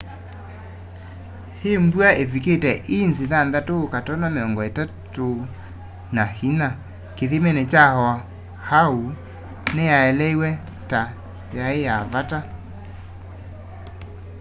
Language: Kamba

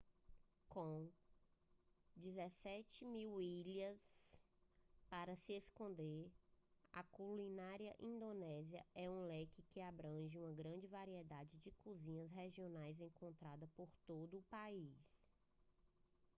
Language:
Portuguese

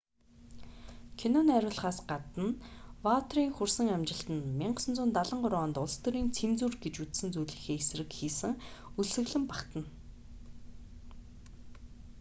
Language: Mongolian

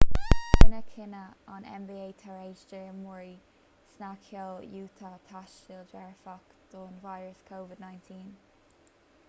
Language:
Irish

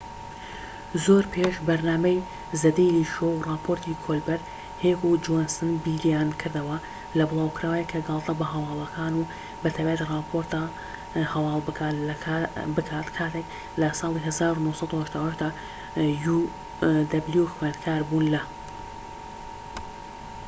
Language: Central Kurdish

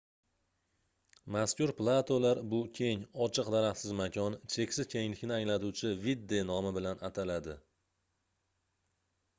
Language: Uzbek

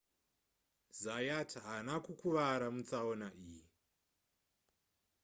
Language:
Shona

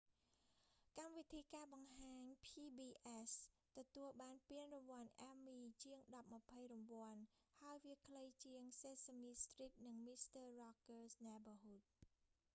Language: Khmer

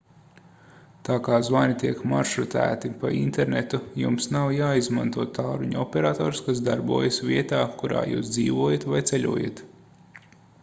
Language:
Latvian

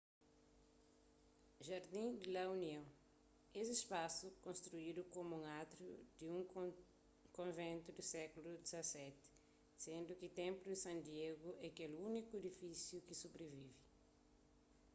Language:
Kabuverdianu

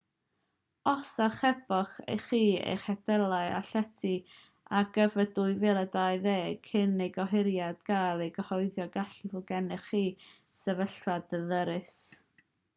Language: Welsh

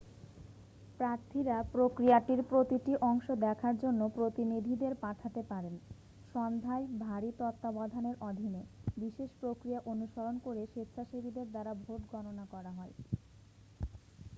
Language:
Bangla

